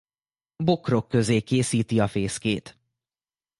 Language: Hungarian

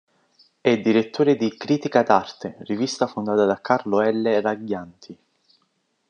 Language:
Italian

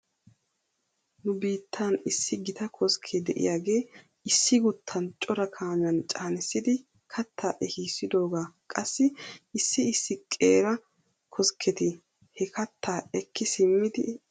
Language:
Wolaytta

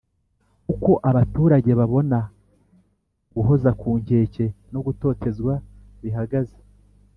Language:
Kinyarwanda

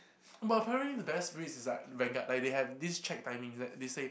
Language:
English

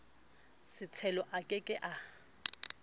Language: Southern Sotho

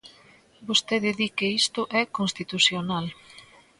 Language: Galician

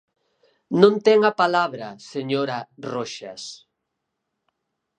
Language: Galician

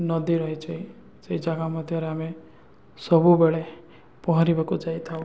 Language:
Odia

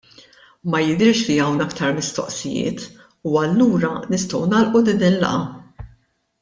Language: Maltese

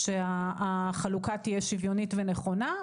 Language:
Hebrew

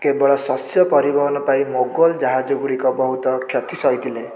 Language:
Odia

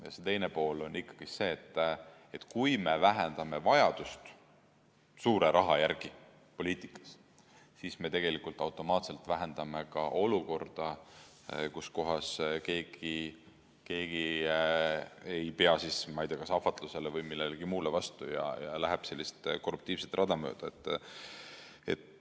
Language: Estonian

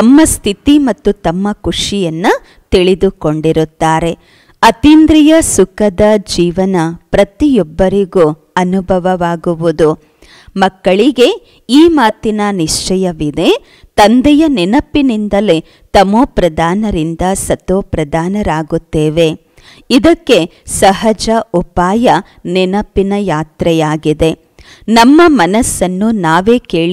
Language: Korean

